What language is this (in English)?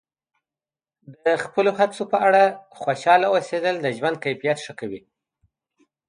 Pashto